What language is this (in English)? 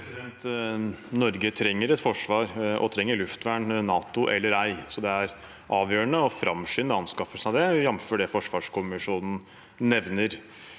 Norwegian